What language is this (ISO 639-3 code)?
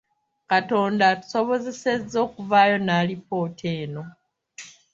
lug